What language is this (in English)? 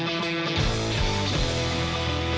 Thai